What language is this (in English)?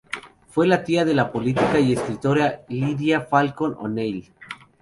Spanish